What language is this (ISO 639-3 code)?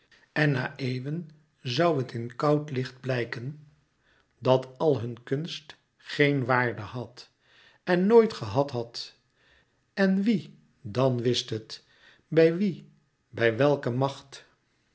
nld